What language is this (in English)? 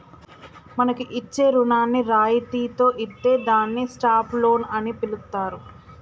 Telugu